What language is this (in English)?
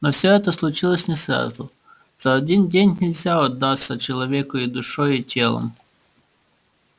Russian